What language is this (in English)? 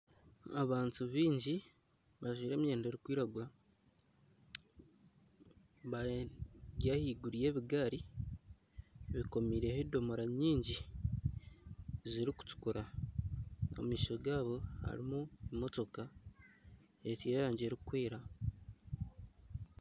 Nyankole